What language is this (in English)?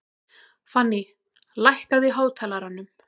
Icelandic